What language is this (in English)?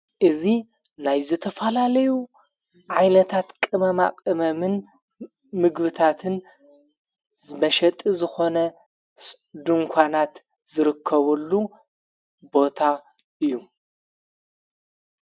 Tigrinya